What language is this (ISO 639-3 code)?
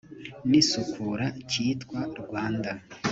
kin